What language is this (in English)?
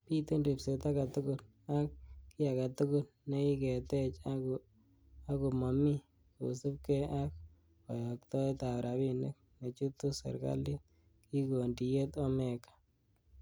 Kalenjin